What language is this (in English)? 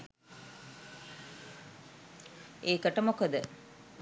Sinhala